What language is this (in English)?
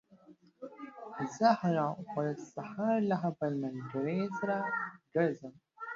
Pashto